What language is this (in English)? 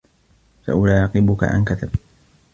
Arabic